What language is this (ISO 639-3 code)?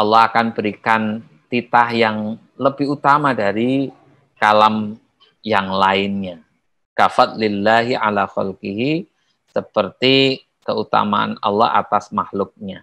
ind